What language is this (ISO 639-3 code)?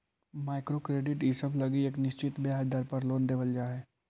mag